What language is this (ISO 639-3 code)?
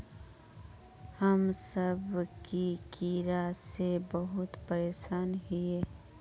mag